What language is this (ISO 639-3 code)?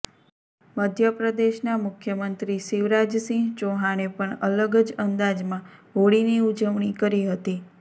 guj